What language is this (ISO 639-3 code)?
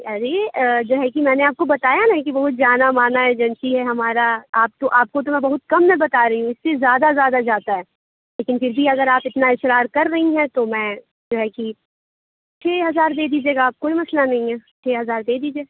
urd